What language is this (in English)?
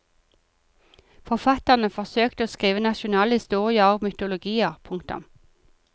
Norwegian